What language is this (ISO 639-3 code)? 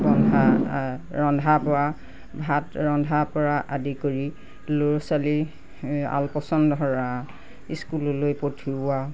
asm